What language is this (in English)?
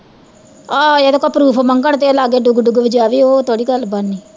Punjabi